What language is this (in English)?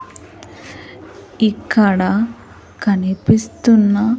Telugu